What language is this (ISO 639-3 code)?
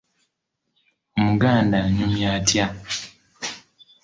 lug